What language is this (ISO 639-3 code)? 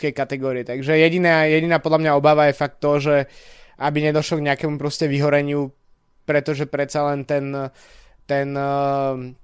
slk